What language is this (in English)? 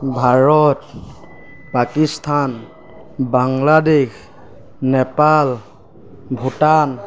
Assamese